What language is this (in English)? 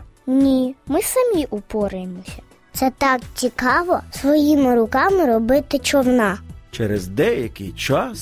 Ukrainian